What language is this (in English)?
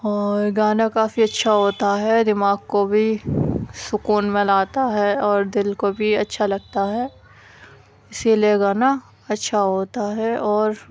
Urdu